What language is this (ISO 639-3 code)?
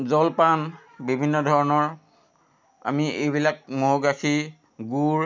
asm